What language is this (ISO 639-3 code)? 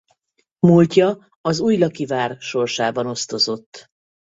hun